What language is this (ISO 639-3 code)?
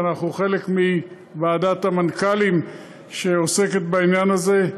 heb